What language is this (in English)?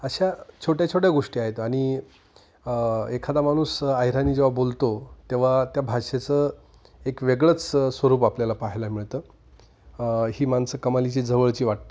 Marathi